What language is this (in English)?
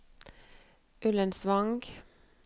Norwegian